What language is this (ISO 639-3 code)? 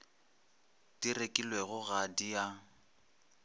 nso